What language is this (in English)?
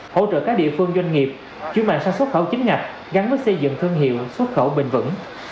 Vietnamese